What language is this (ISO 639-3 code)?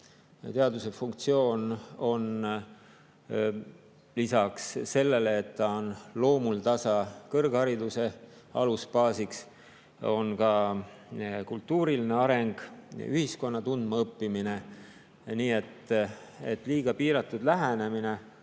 est